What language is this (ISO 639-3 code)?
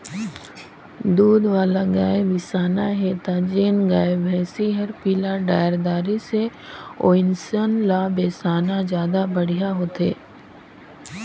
hne